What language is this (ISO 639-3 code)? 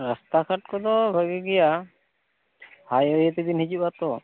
sat